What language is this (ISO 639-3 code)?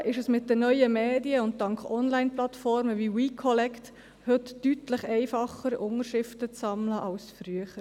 gsw